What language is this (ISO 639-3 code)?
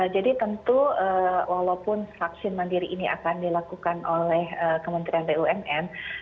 ind